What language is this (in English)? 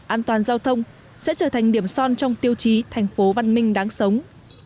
Vietnamese